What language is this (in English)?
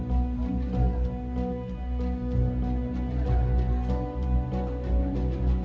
Indonesian